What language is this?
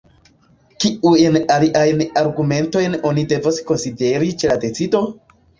Esperanto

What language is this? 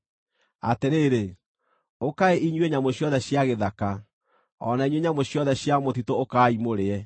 Kikuyu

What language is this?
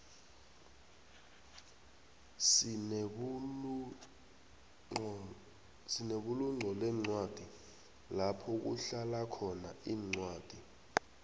South Ndebele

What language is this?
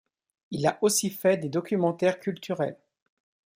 French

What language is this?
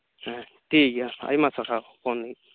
Santali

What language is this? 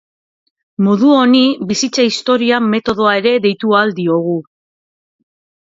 Basque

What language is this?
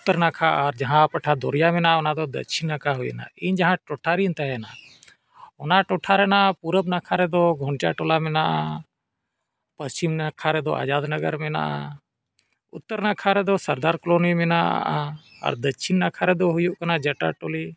Santali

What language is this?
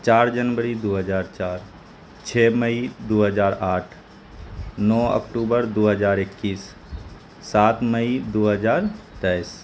Urdu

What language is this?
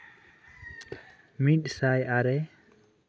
Santali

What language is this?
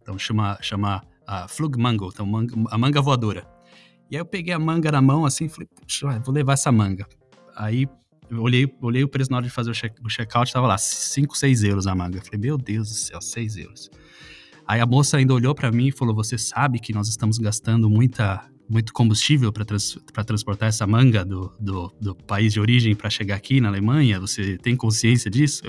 Portuguese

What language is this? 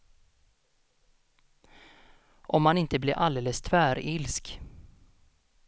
Swedish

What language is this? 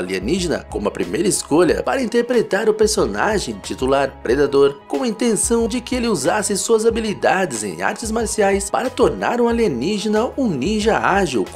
Portuguese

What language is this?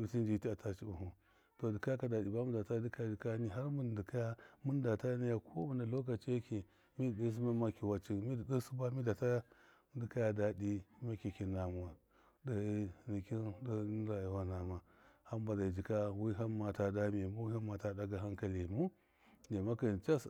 Miya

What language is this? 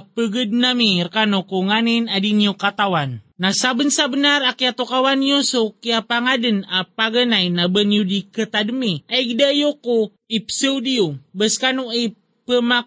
Filipino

